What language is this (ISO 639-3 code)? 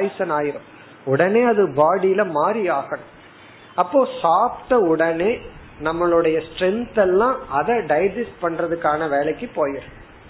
tam